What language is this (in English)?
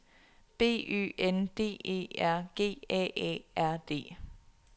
Danish